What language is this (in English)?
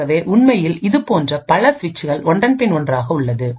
Tamil